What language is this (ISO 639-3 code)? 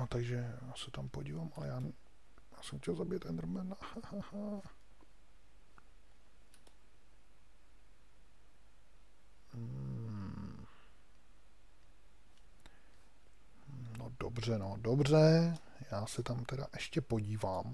ces